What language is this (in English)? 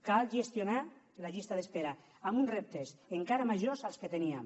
Catalan